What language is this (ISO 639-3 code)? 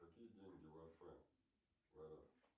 rus